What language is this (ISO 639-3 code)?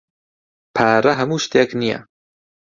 ckb